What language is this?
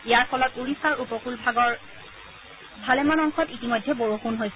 Assamese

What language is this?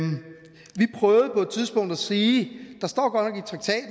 Danish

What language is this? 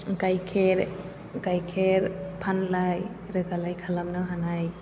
Bodo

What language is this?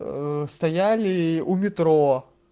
Russian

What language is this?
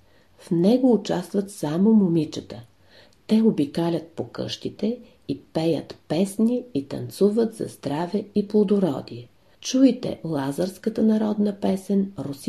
Bulgarian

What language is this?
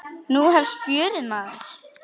Icelandic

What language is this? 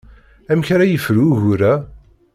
Kabyle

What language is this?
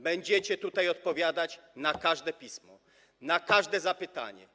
Polish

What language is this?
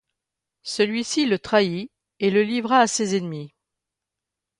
French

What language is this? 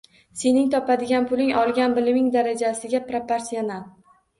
Uzbek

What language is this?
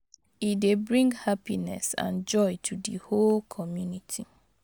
Nigerian Pidgin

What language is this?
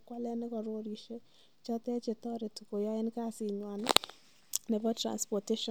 Kalenjin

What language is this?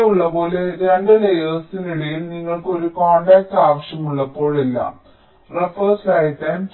Malayalam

